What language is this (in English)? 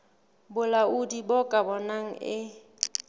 Southern Sotho